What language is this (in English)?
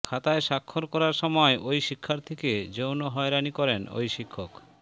Bangla